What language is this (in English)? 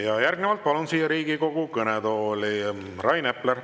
Estonian